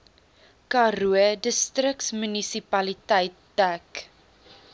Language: Afrikaans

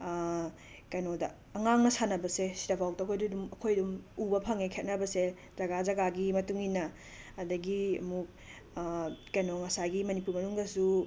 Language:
Manipuri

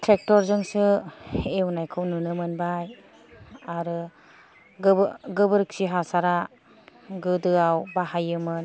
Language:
Bodo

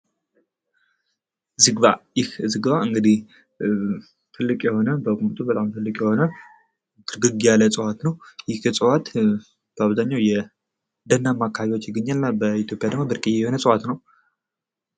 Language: Amharic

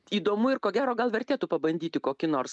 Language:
Lithuanian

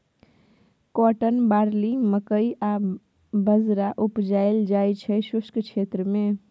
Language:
Maithili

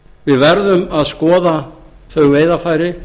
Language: Icelandic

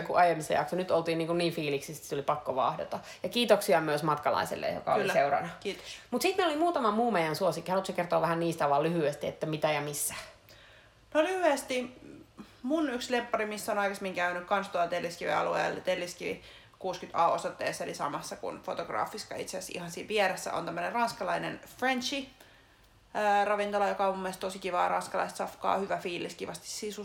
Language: Finnish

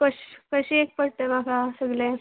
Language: Konkani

